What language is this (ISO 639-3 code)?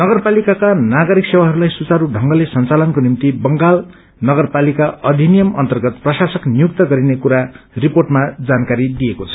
nep